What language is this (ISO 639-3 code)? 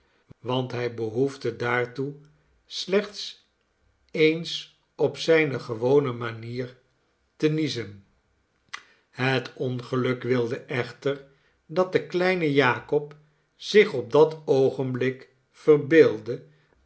nld